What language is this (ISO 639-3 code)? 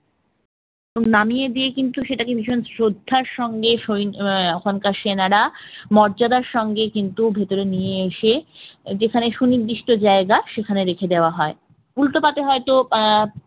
ben